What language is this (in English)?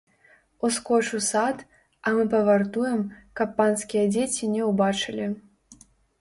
Belarusian